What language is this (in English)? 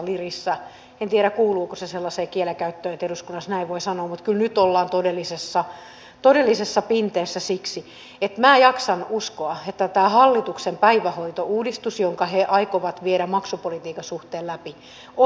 Finnish